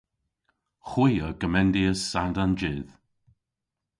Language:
Cornish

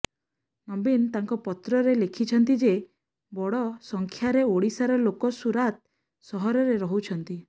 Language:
Odia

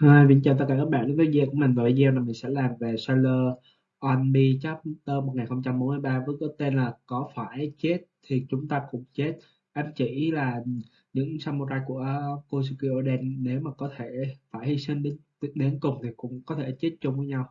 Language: Vietnamese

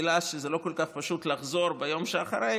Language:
Hebrew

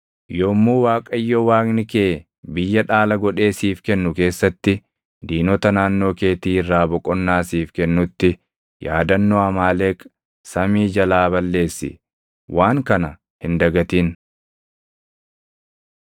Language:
Oromo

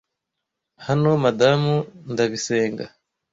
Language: Kinyarwanda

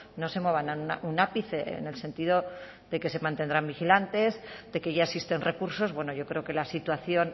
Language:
Spanish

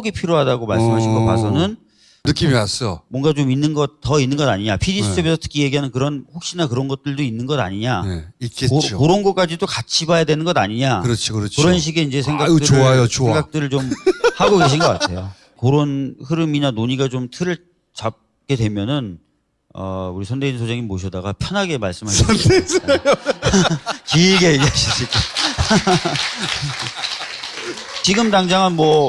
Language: Korean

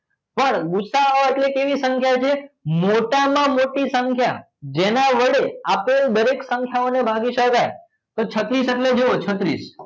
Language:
Gujarati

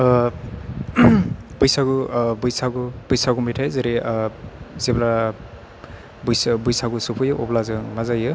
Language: Bodo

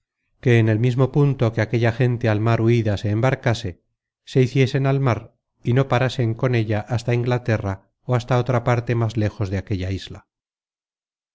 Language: Spanish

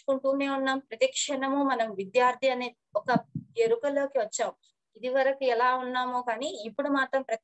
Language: Romanian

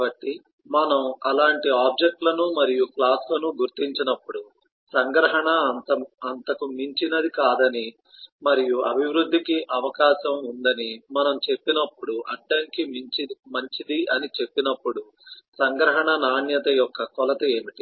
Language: Telugu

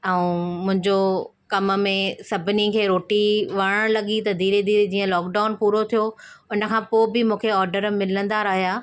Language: Sindhi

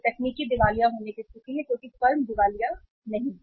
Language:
Hindi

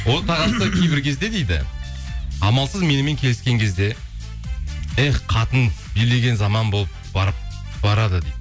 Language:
Kazakh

